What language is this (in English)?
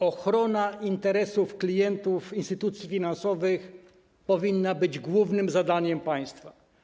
Polish